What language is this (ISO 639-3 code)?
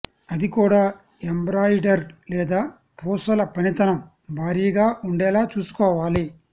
tel